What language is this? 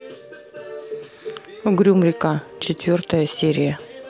Russian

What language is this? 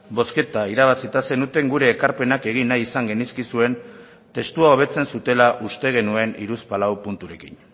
Basque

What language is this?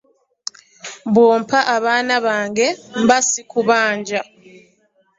Ganda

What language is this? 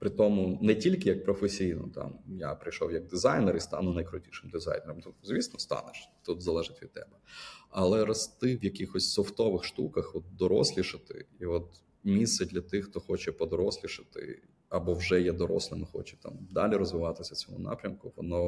Ukrainian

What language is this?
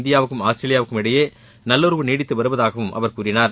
Tamil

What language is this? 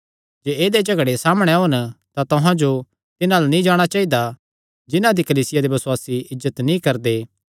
Kangri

